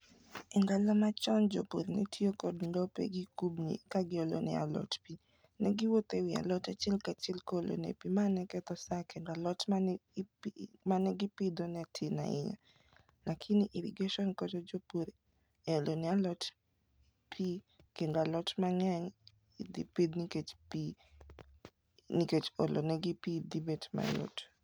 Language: Luo (Kenya and Tanzania)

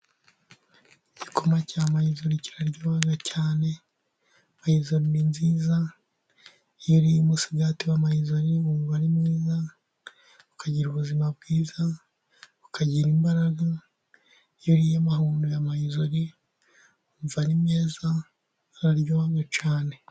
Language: Kinyarwanda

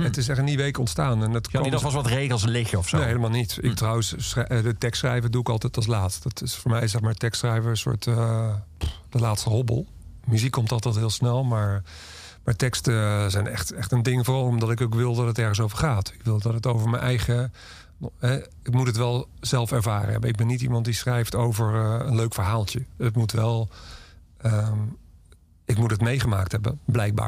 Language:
Dutch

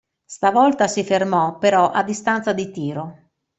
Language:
Italian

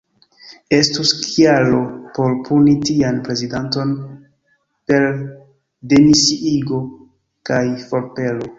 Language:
Esperanto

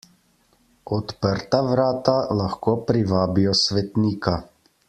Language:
Slovenian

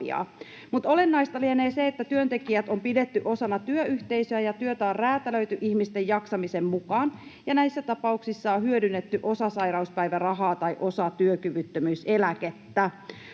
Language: Finnish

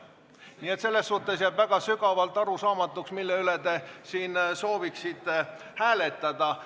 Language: Estonian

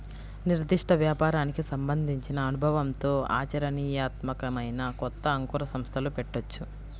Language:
Telugu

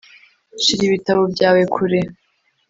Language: Kinyarwanda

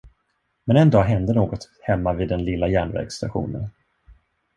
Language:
Swedish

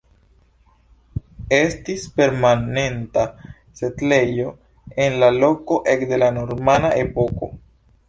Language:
Esperanto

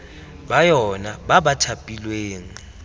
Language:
Tswana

